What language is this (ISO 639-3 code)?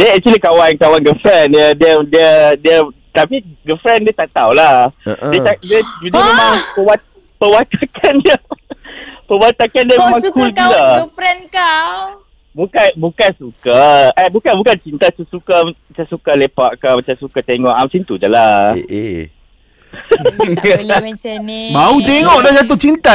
msa